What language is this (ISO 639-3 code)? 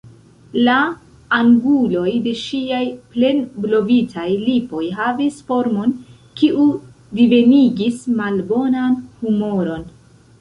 epo